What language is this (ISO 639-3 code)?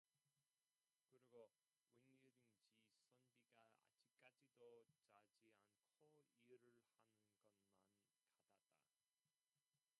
kor